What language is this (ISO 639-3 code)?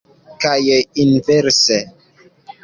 epo